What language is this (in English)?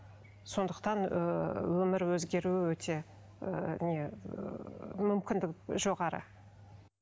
Kazakh